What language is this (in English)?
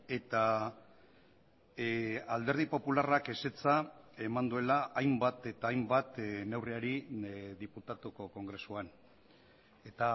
Basque